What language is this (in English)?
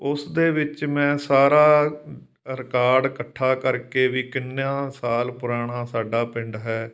Punjabi